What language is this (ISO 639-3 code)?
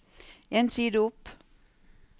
nor